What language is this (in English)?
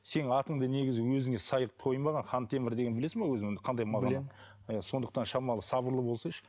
Kazakh